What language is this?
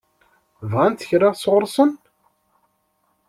Kabyle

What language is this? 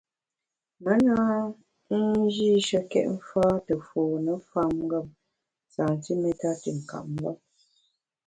Bamun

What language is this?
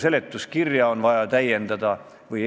Estonian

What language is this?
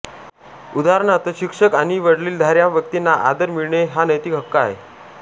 Marathi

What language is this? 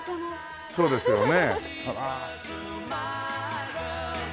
Japanese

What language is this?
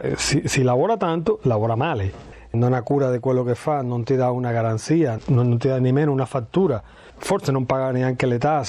Italian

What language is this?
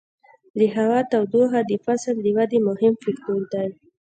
Pashto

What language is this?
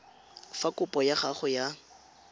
Tswana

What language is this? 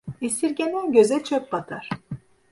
Turkish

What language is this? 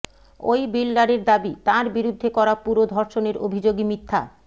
Bangla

